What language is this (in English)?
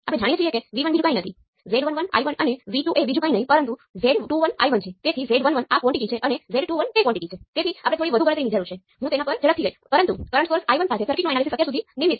Gujarati